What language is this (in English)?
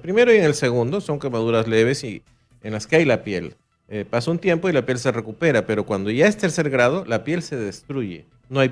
Spanish